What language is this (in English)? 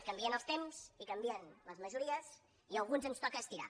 Catalan